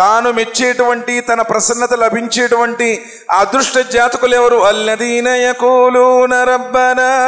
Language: Telugu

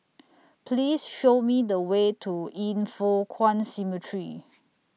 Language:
English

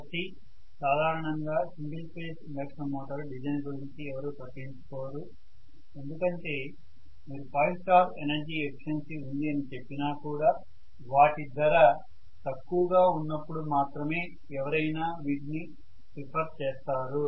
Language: Telugu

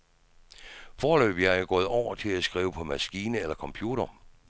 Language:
Danish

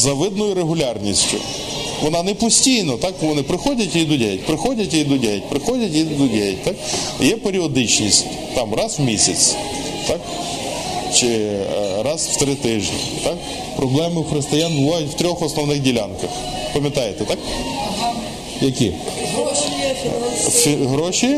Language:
Ukrainian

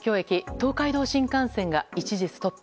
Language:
Japanese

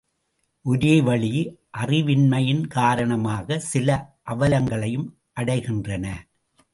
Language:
Tamil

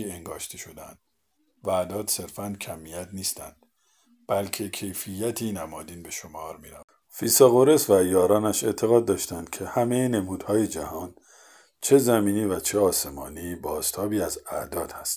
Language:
Persian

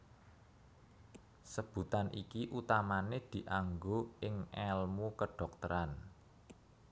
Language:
Javanese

